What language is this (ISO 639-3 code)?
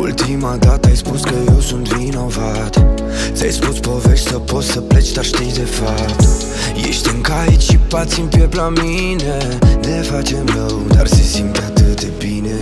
ron